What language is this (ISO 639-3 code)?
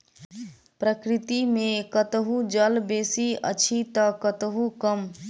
mai